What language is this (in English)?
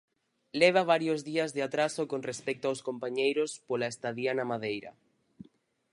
Galician